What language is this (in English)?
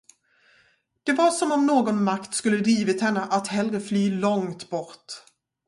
Swedish